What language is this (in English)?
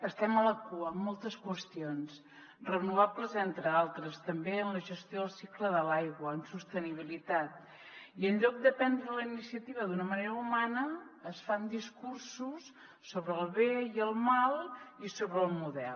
Catalan